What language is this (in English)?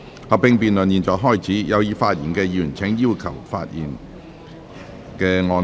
Cantonese